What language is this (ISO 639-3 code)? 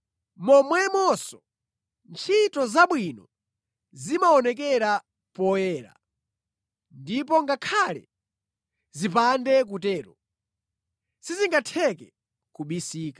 nya